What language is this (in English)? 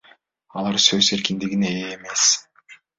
Kyrgyz